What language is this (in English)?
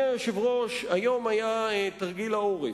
Hebrew